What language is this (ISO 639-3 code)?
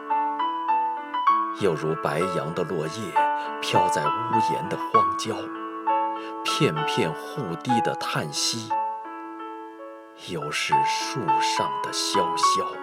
zho